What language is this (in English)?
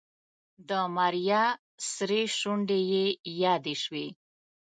Pashto